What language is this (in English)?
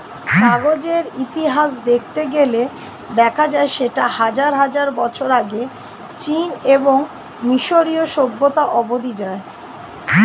Bangla